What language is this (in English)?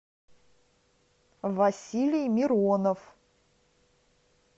Russian